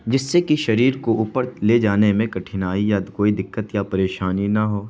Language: Urdu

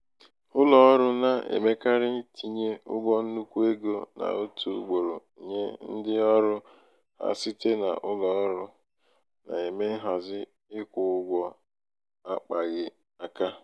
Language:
Igbo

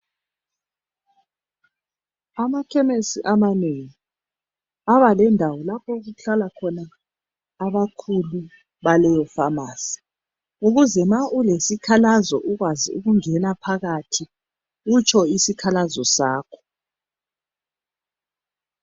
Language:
North Ndebele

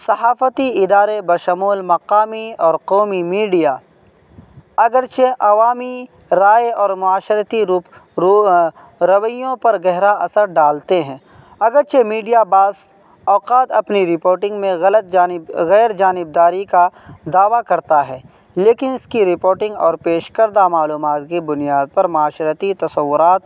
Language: Urdu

